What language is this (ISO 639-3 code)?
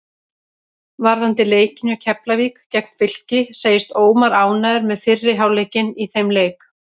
isl